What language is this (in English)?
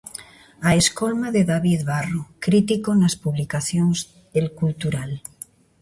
Galician